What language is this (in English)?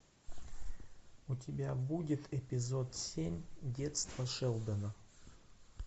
Russian